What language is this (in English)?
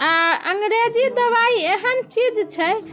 Maithili